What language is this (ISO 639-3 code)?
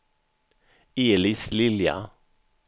swe